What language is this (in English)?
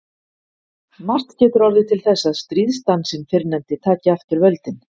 Icelandic